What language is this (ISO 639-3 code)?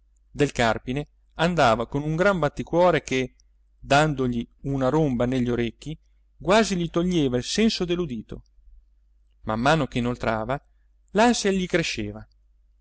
ita